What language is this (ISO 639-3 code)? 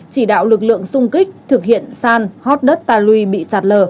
vie